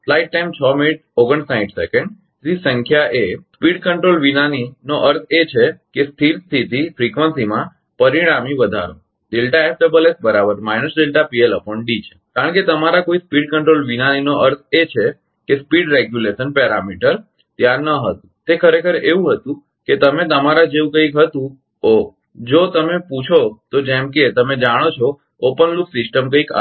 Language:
Gujarati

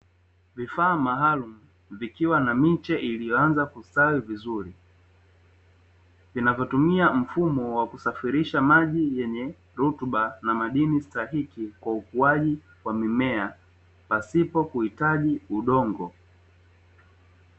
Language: Swahili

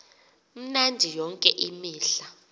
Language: Xhosa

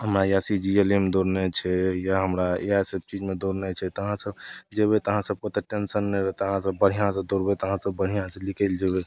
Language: Maithili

